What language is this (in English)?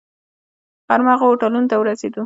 Pashto